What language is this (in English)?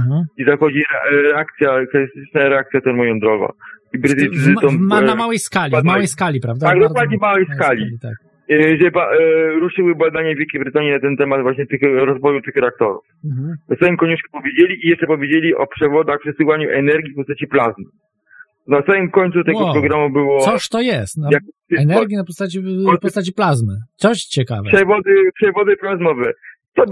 Polish